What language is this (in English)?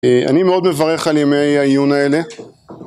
Hebrew